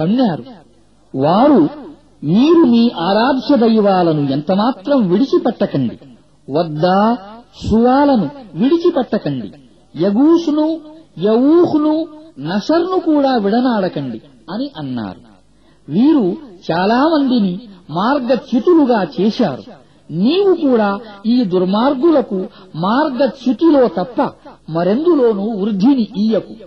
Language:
Arabic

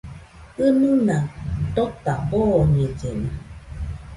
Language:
Nüpode Huitoto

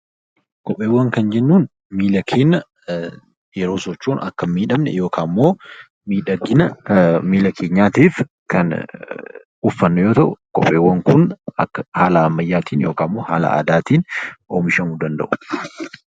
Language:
Oromo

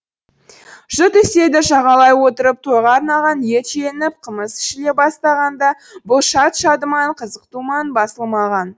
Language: Kazakh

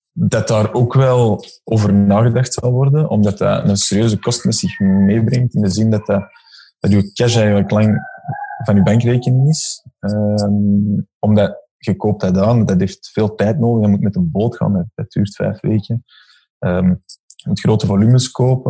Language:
Dutch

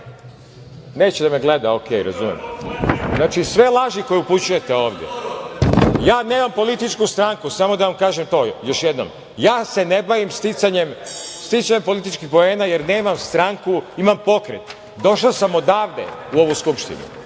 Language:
Serbian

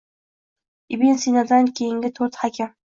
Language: Uzbek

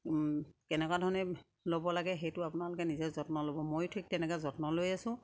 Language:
Assamese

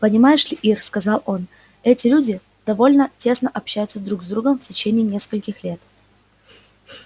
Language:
Russian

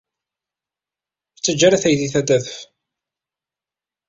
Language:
Kabyle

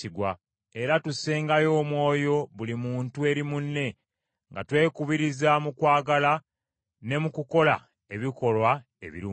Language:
Ganda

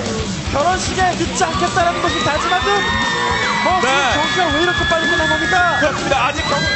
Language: Korean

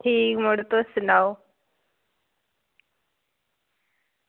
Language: Dogri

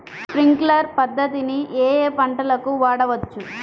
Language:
Telugu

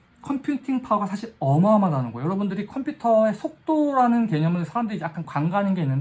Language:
Korean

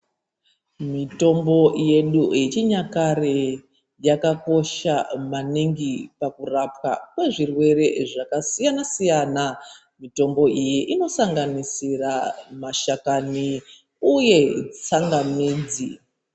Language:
Ndau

